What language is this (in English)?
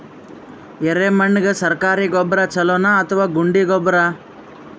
Kannada